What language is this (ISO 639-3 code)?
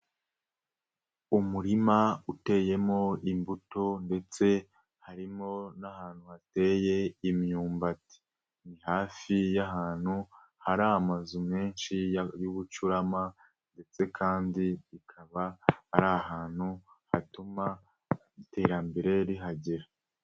kin